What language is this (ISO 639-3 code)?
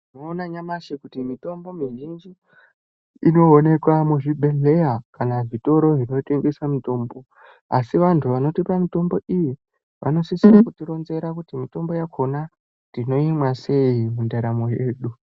ndc